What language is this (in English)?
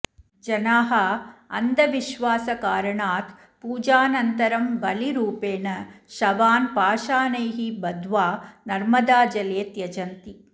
Sanskrit